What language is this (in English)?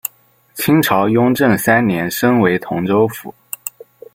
Chinese